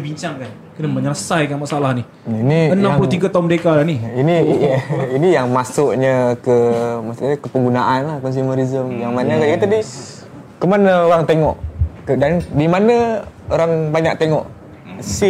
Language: Malay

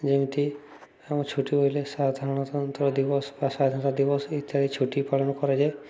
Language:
Odia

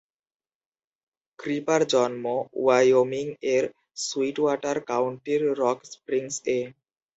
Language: Bangla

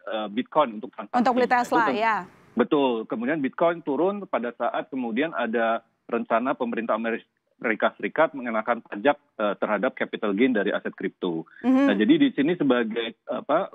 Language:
Indonesian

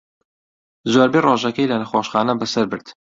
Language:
Central Kurdish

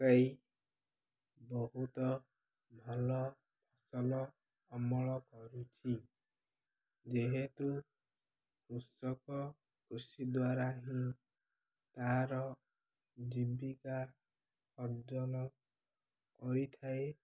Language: Odia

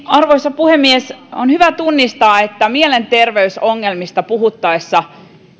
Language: Finnish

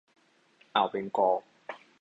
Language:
Thai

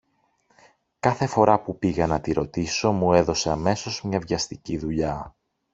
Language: Greek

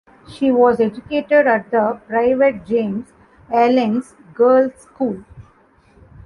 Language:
English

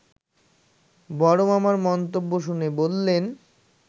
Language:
Bangla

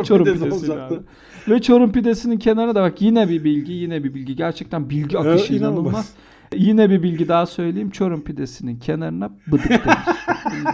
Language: Turkish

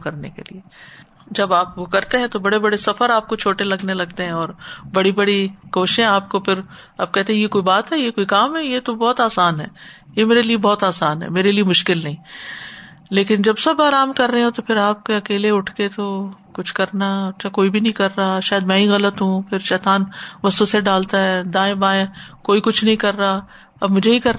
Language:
Urdu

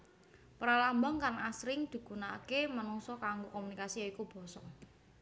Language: Javanese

